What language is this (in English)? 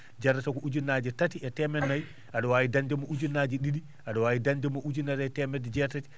Fula